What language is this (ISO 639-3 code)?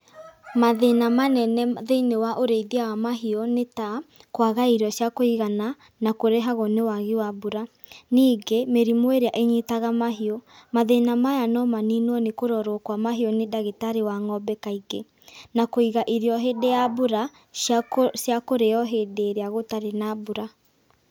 kik